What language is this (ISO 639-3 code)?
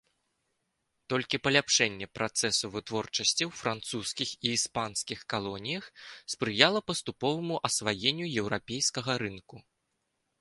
bel